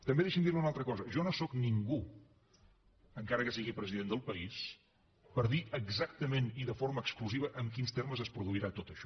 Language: Catalan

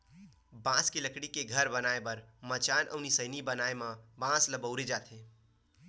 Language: Chhattisgarhi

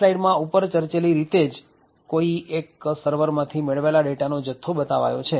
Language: Gujarati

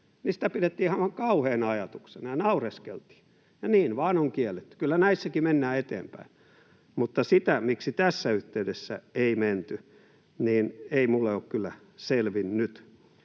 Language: Finnish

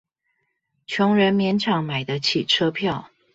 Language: Chinese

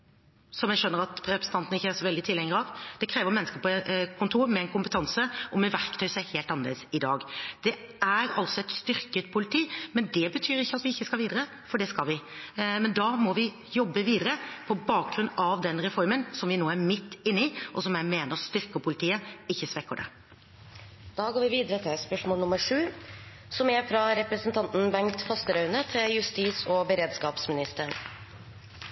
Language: Norwegian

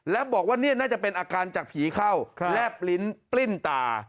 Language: Thai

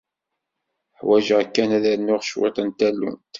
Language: Kabyle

